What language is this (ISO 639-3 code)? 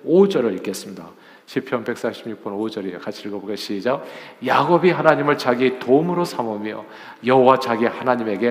kor